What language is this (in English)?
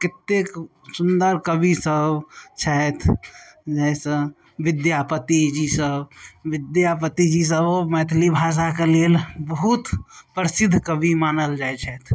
Maithili